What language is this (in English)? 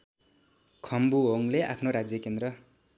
Nepali